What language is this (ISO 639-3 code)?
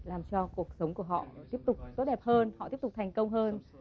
vie